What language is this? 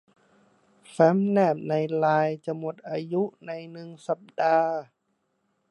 Thai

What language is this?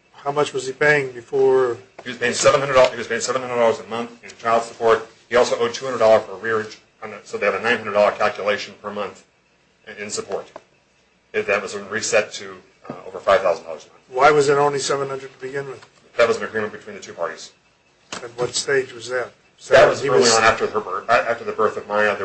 English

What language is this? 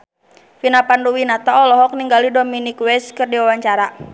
Sundanese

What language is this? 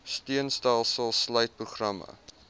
Afrikaans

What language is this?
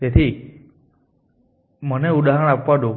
Gujarati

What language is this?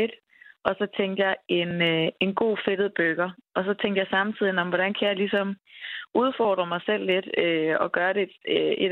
Danish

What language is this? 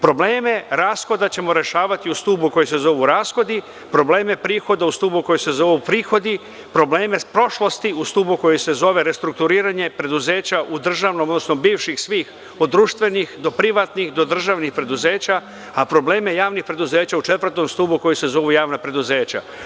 Serbian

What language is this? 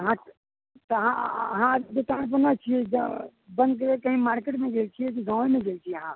Maithili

